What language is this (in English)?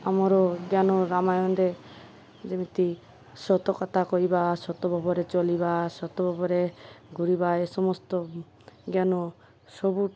Odia